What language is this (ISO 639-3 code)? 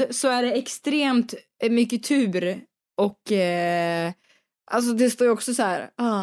swe